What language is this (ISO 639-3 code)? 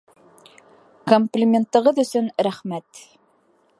bak